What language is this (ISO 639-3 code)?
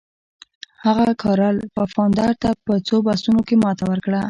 pus